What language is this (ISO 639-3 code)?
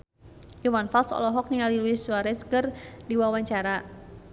sun